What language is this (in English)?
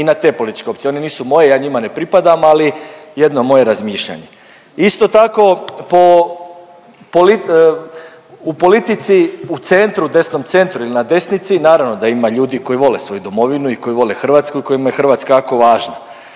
Croatian